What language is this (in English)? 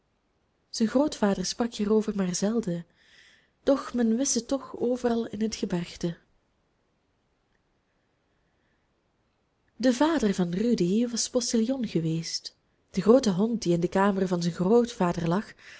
Dutch